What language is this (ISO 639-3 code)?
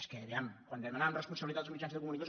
cat